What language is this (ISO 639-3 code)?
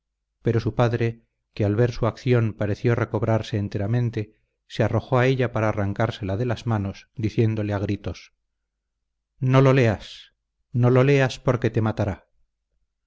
spa